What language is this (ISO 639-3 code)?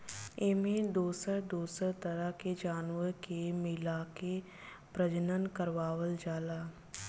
bho